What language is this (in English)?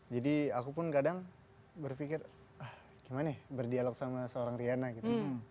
Indonesian